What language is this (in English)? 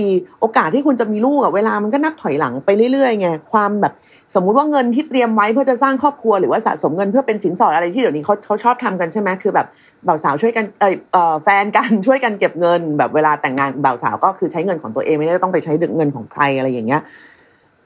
Thai